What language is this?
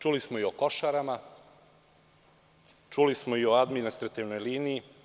Serbian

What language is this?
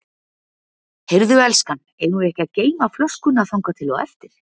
Icelandic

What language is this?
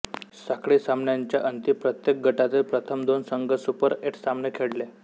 Marathi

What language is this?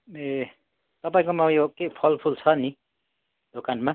Nepali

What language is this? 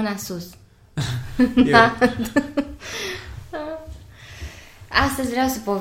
Romanian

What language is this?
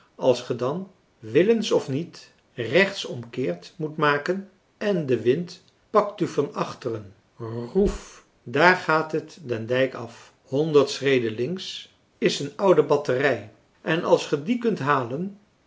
Dutch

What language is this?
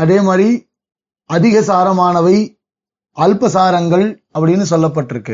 Tamil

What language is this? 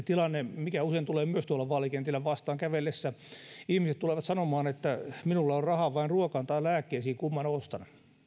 Finnish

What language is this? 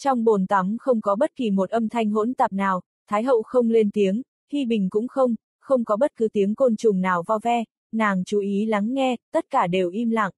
Vietnamese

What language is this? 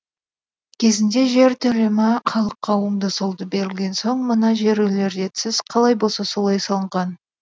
Kazakh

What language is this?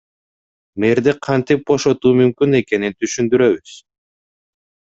Kyrgyz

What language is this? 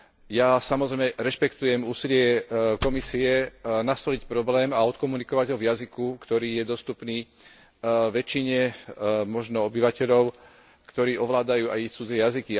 Slovak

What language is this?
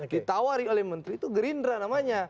Indonesian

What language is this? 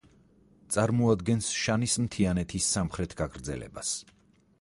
Georgian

